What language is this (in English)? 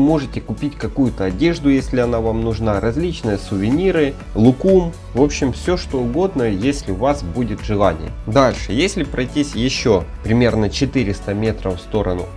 Russian